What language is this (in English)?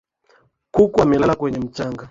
Swahili